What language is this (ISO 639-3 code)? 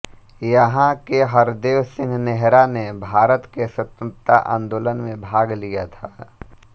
hin